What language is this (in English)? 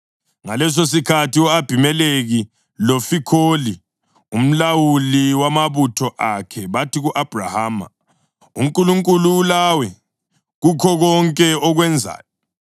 North Ndebele